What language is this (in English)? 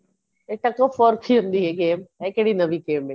Punjabi